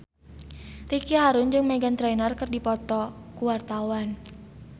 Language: Sundanese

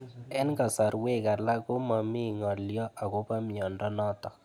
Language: Kalenjin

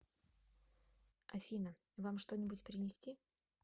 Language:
Russian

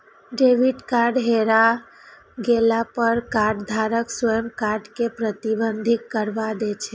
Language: Maithili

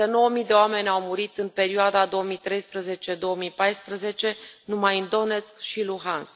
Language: Romanian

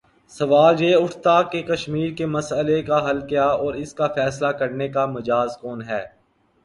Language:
Urdu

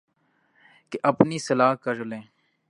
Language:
Urdu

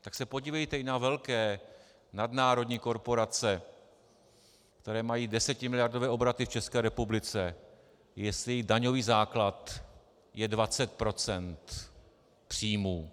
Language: Czech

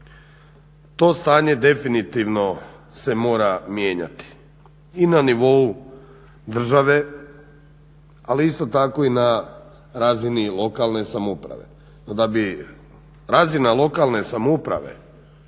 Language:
Croatian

